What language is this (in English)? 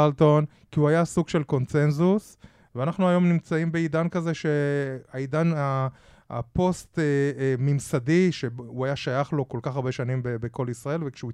Hebrew